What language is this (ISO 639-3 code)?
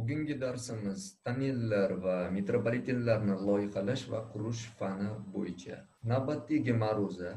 tur